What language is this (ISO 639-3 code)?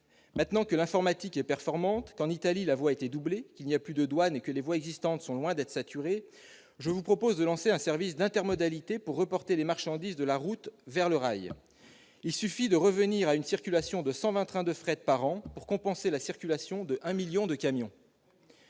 fra